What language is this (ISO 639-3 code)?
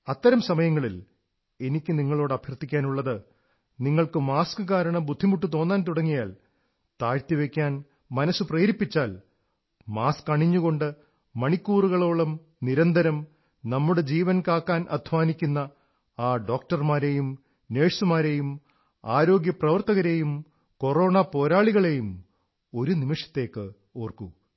mal